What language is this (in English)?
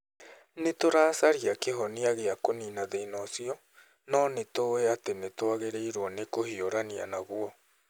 Kikuyu